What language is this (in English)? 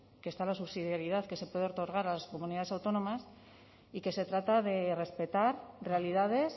Spanish